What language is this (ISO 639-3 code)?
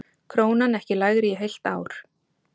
isl